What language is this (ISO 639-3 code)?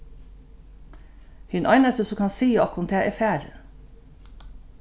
fao